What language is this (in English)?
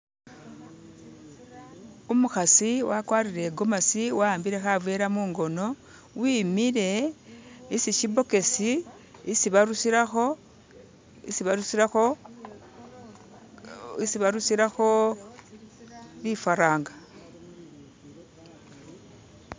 Masaaba